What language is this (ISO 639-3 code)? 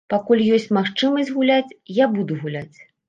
bel